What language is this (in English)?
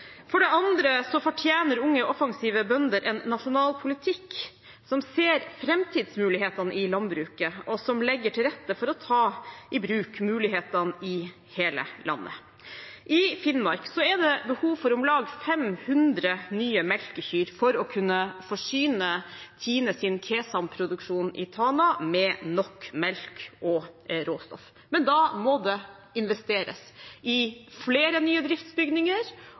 Norwegian Bokmål